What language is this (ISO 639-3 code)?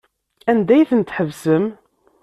kab